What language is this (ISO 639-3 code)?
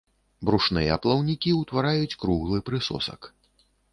bel